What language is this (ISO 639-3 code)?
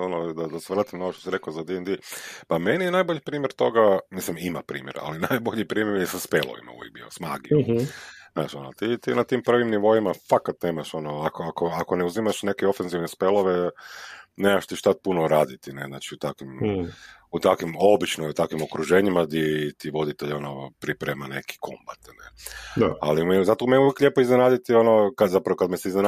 hrv